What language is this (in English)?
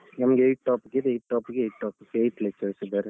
Kannada